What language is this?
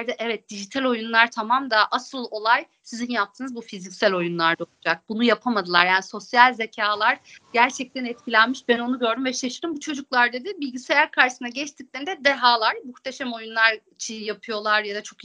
Turkish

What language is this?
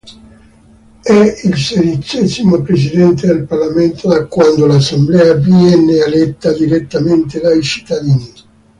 Italian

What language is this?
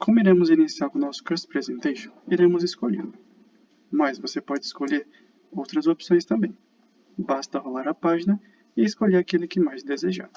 Portuguese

